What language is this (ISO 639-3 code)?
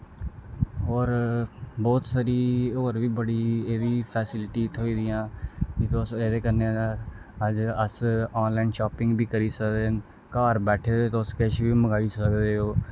doi